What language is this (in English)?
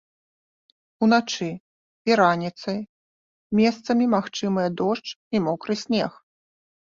Belarusian